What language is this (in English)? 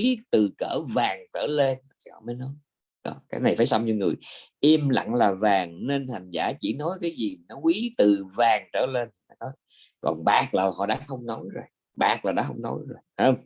Vietnamese